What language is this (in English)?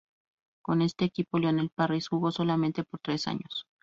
Spanish